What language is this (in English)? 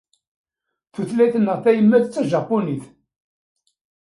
Kabyle